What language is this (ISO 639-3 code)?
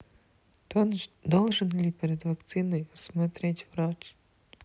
rus